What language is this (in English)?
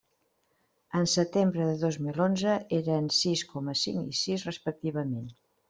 Catalan